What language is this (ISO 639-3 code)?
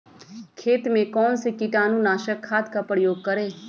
mag